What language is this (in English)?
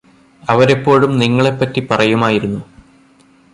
Malayalam